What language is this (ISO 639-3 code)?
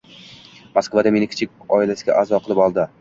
uzb